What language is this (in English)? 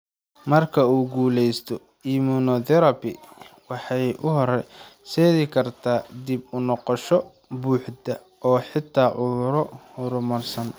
Somali